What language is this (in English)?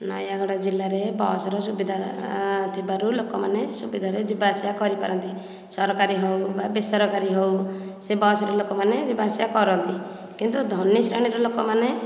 Odia